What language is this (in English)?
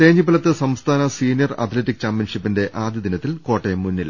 Malayalam